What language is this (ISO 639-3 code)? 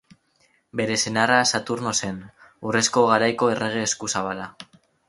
eus